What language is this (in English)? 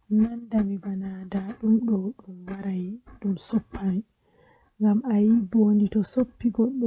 Western Niger Fulfulde